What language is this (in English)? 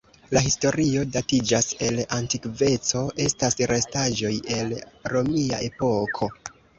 Esperanto